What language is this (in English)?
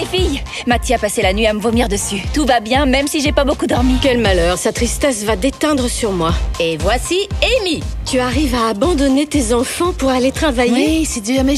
French